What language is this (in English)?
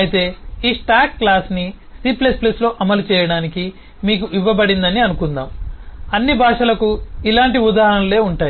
Telugu